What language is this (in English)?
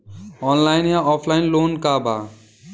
Bhojpuri